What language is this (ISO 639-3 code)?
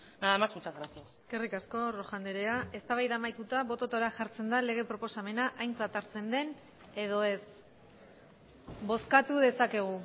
eus